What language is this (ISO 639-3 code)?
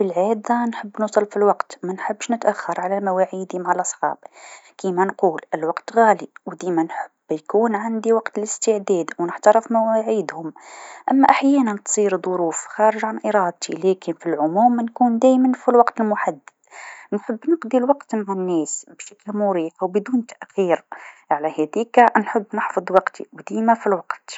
aeb